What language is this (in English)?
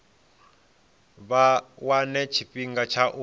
Venda